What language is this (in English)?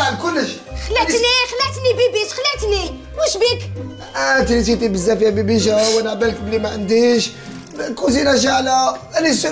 Arabic